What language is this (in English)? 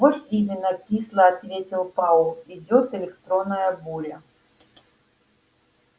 Russian